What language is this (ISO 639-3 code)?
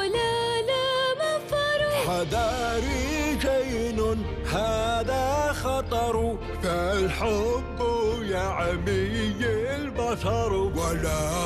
ara